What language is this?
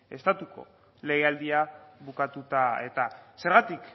Basque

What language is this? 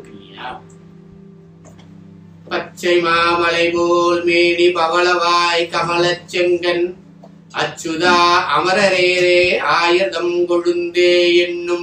Tamil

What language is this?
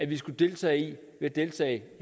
Danish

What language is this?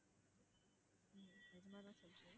Tamil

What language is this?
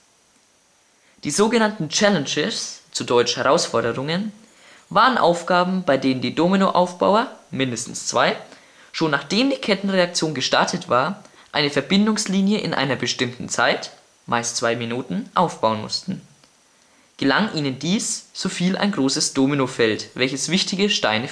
German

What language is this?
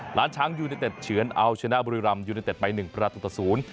Thai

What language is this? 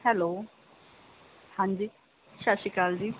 Punjabi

